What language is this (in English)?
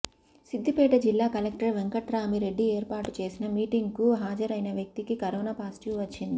Telugu